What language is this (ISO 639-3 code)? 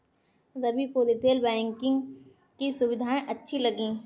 hin